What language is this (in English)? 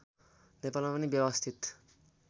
Nepali